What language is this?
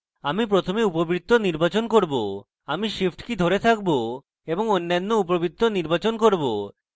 Bangla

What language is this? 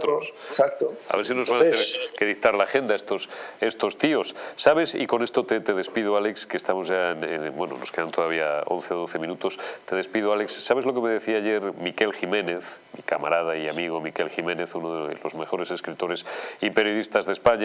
Spanish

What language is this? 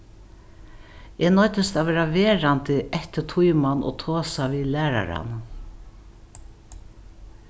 Faroese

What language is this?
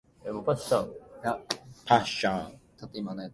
Japanese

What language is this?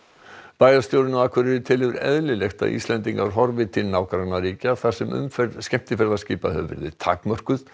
Icelandic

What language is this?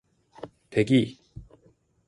Korean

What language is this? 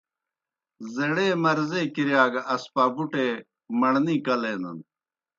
Kohistani Shina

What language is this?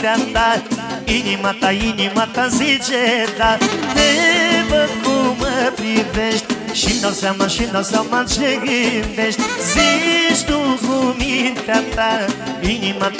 Romanian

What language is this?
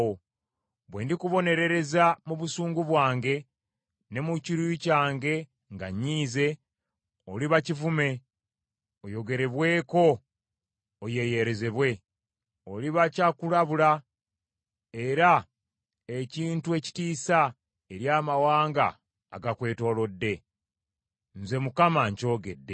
Ganda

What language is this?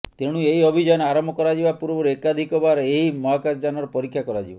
Odia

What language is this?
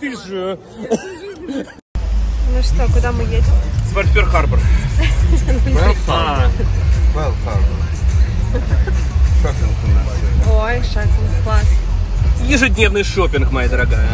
Russian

